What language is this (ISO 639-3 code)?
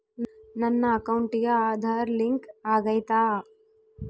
kan